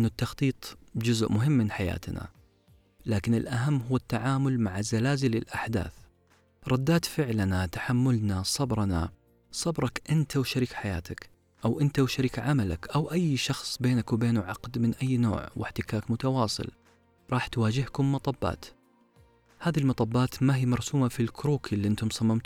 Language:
Arabic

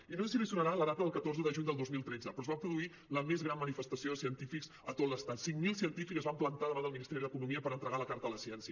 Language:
Catalan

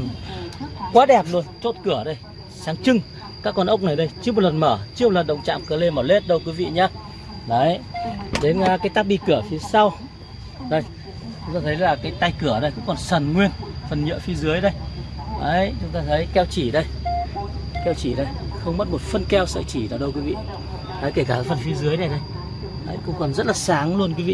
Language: Vietnamese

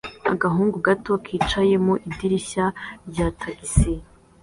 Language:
Kinyarwanda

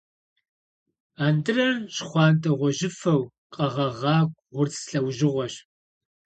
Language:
Kabardian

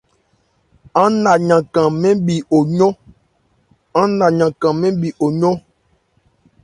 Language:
Ebrié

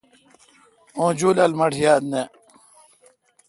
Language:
Kalkoti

